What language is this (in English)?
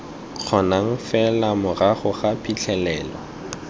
Tswana